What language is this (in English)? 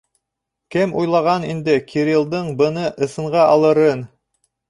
Bashkir